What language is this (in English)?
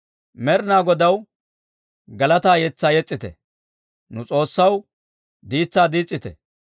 Dawro